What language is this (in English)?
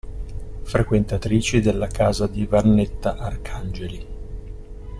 Italian